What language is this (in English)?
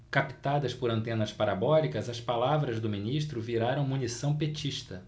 Portuguese